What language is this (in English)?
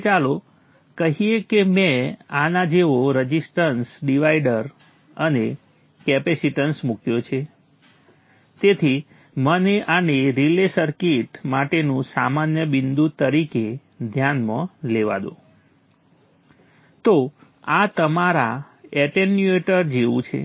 Gujarati